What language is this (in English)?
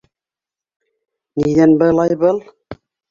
Bashkir